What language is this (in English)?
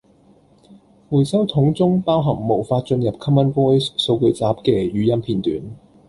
Cantonese